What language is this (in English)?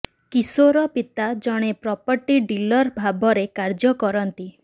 Odia